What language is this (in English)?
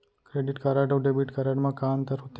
Chhattisgarhi